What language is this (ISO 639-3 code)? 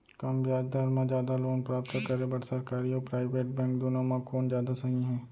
hne